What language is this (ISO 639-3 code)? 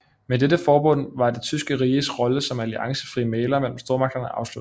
dan